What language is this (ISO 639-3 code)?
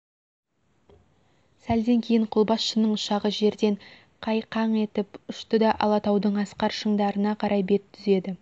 kaz